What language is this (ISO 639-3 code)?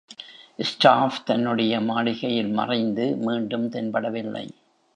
tam